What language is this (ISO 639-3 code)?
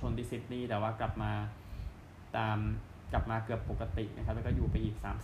tha